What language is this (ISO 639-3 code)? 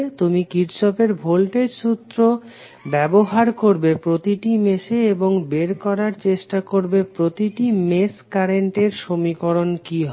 ben